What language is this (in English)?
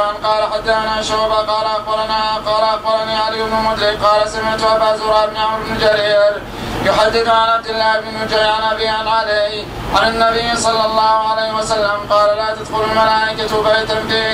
Arabic